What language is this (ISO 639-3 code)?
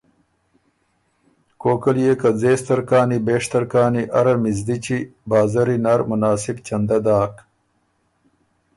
oru